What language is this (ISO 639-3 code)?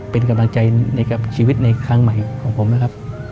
tha